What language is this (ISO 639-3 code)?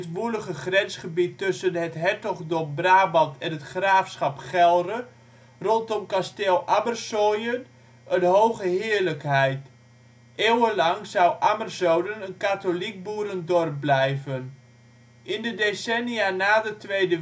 nld